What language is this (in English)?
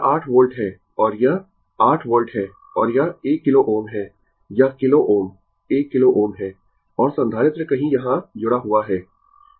Hindi